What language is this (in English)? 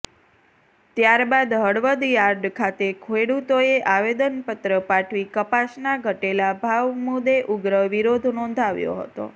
Gujarati